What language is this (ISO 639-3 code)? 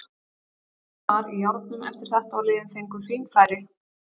isl